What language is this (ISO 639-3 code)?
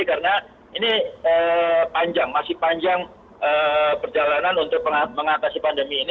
ind